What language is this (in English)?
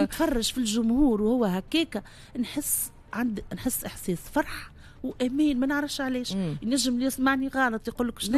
Arabic